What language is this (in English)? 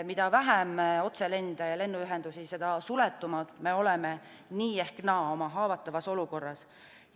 Estonian